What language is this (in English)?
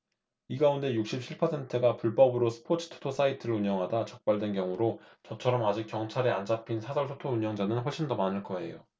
Korean